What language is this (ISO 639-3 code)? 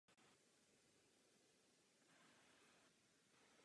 ces